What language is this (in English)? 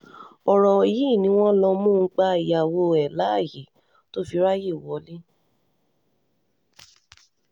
Yoruba